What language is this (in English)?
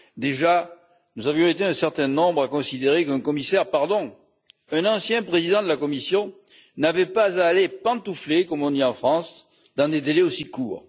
French